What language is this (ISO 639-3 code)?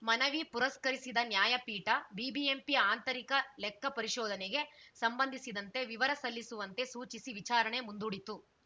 kan